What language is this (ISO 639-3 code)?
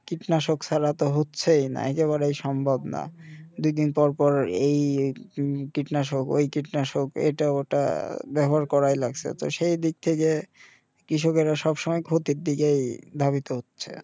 ben